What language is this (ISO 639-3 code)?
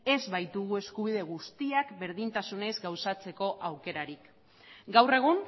eus